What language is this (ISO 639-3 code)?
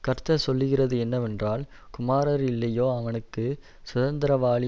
tam